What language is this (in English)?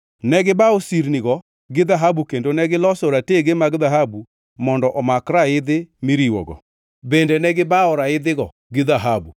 Luo (Kenya and Tanzania)